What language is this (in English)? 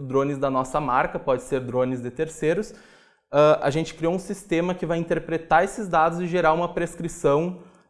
Portuguese